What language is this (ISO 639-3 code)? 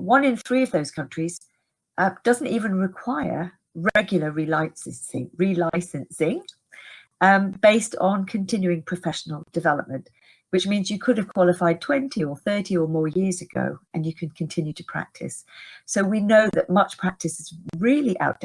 eng